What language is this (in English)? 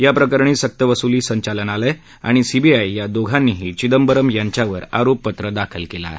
Marathi